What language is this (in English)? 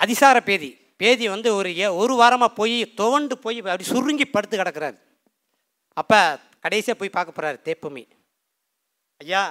Tamil